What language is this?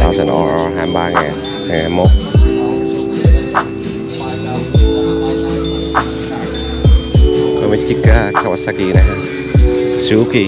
Vietnamese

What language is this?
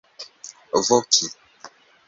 Esperanto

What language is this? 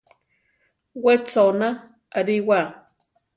Central Tarahumara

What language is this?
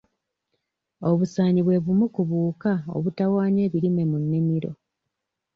Ganda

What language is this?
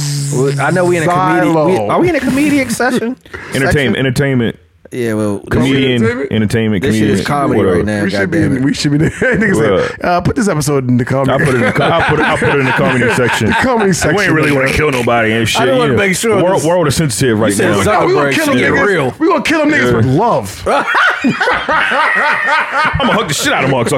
English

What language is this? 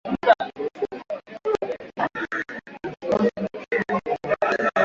Swahili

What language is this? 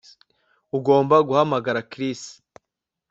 Kinyarwanda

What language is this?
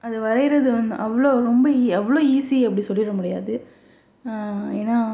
Tamil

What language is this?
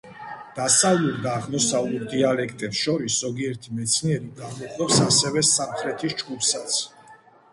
Georgian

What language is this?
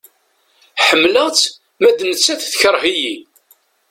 Kabyle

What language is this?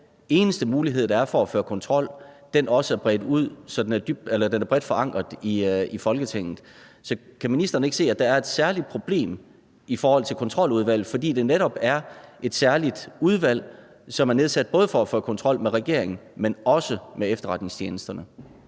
Danish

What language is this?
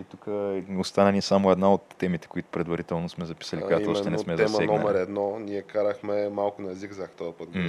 Bulgarian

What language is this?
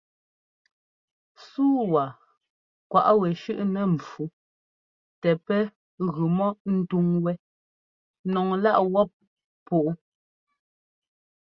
Ngomba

